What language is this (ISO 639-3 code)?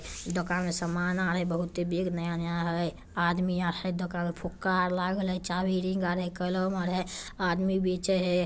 mag